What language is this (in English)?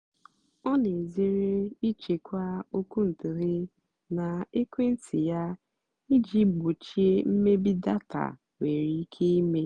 Igbo